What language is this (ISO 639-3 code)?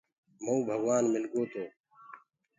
ggg